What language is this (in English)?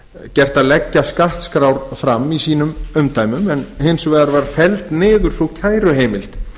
Icelandic